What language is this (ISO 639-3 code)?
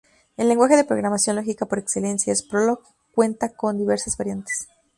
spa